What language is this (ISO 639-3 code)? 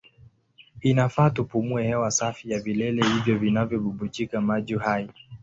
swa